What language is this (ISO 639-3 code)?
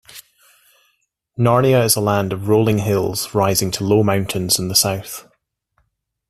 eng